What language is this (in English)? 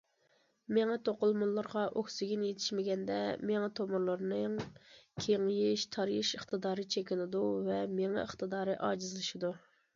Uyghur